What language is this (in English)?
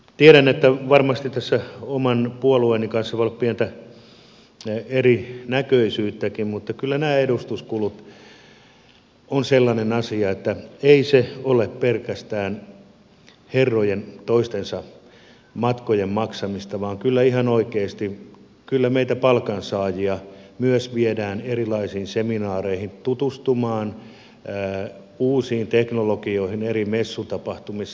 Finnish